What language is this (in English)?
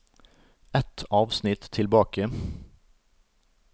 Norwegian